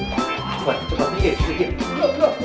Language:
Indonesian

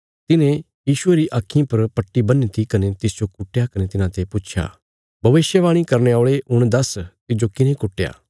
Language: Bilaspuri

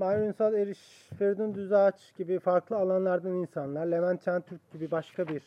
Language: Turkish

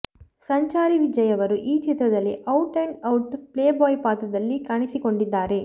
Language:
Kannada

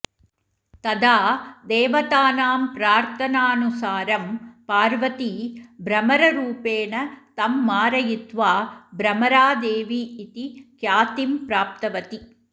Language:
Sanskrit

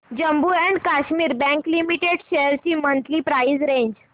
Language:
Marathi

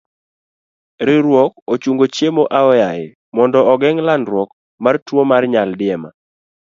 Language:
Luo (Kenya and Tanzania)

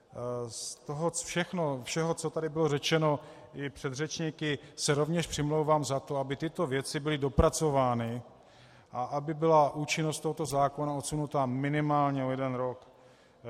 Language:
Czech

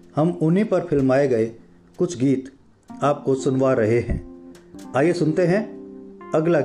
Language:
Hindi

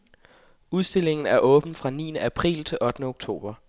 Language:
Danish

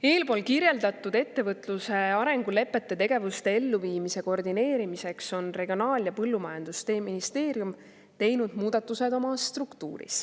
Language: Estonian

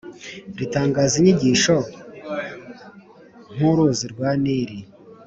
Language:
Kinyarwanda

